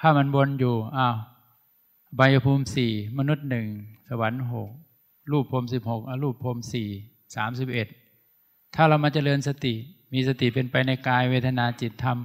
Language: Thai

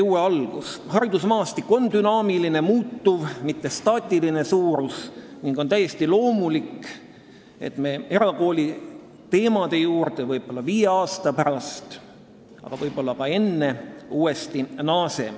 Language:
Estonian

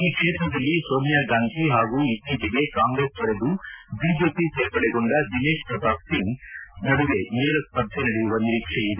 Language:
Kannada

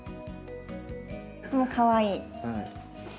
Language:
Japanese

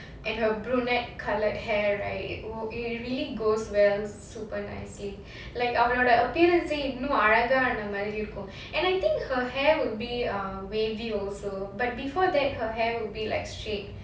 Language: English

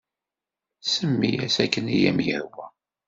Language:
Kabyle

